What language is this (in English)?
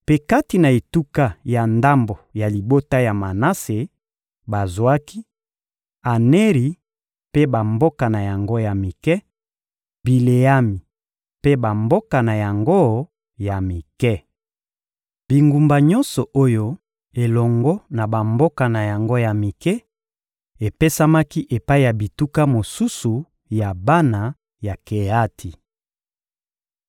Lingala